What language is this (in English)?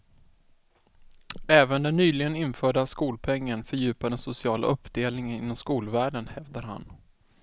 Swedish